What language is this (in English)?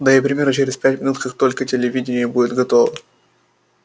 Russian